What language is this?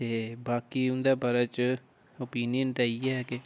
Dogri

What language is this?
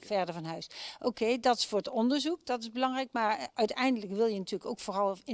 Dutch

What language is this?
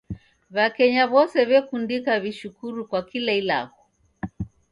Taita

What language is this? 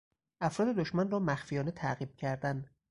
Persian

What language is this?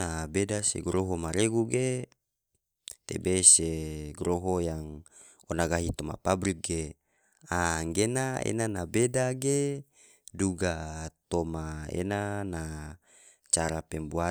Tidore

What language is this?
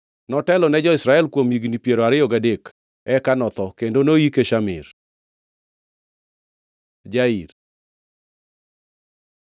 Luo (Kenya and Tanzania)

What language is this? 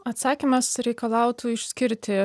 Lithuanian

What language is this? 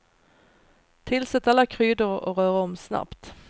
Swedish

